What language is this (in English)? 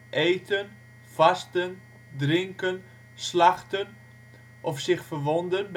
Dutch